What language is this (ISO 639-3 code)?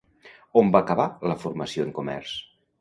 cat